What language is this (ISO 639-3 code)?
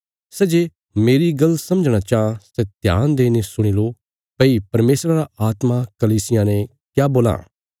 kfs